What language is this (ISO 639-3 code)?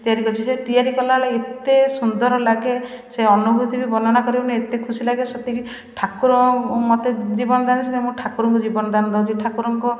ori